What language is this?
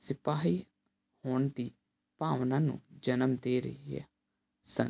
Punjabi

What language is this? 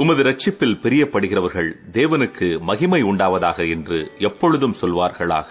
Tamil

